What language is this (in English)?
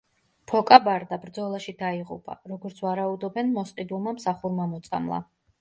Georgian